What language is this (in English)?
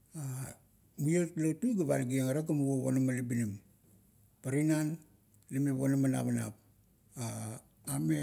Kuot